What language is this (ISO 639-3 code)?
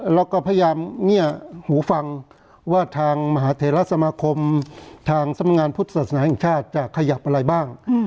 tha